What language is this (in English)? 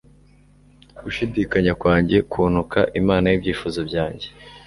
Kinyarwanda